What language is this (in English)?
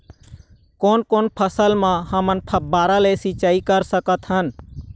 Chhattisgarhi